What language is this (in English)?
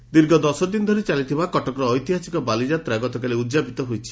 Odia